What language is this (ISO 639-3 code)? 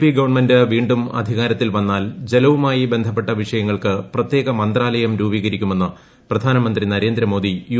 mal